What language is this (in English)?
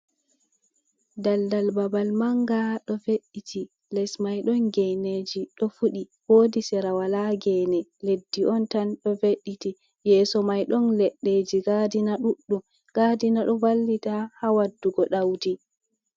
Fula